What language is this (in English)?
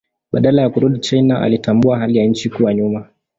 Swahili